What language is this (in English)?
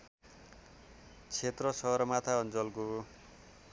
Nepali